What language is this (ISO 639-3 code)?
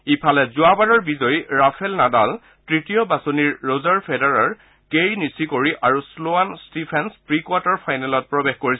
asm